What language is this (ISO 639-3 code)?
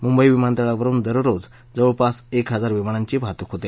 mar